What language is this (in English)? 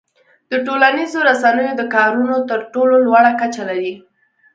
Pashto